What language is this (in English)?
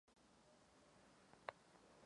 Czech